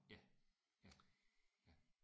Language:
Danish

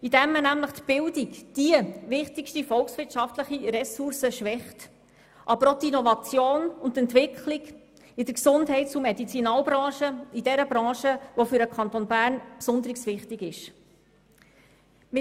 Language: Swiss German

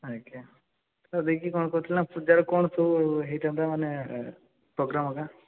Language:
Odia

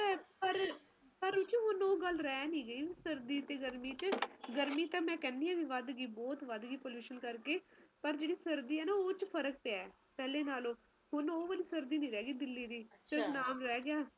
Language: Punjabi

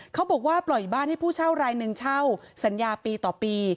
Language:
Thai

